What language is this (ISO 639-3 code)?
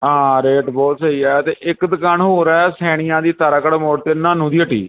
pan